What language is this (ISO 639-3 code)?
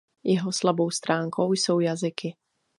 ces